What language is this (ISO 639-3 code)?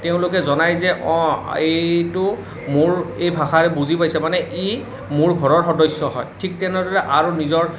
asm